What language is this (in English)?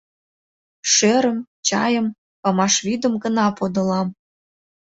Mari